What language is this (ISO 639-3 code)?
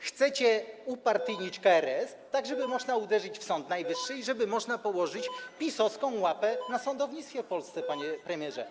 pol